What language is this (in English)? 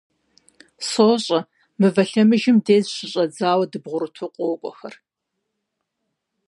Kabardian